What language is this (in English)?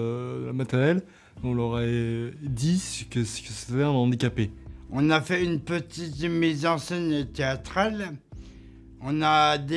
French